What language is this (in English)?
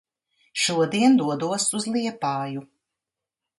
Latvian